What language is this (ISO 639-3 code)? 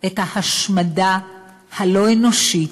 heb